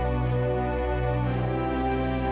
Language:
Indonesian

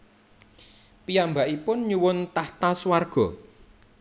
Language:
Javanese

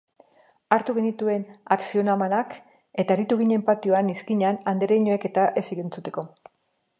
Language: Basque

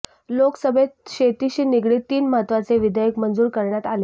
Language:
Marathi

